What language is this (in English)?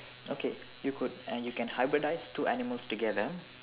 English